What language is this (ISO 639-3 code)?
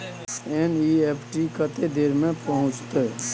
mai